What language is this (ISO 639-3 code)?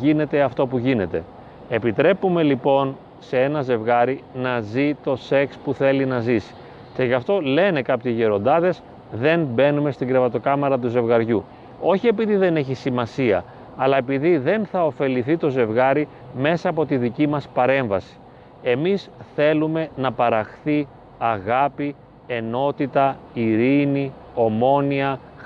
ell